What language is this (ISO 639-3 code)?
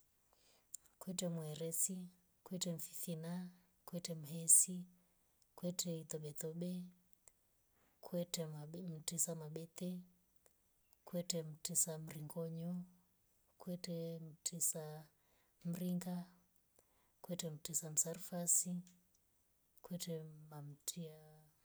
rof